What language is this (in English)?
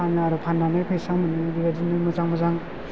Bodo